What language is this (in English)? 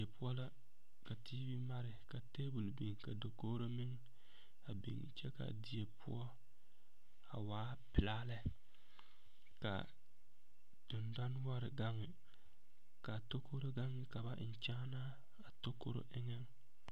Southern Dagaare